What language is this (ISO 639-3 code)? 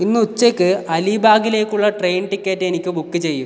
mal